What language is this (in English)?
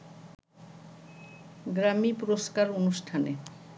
Bangla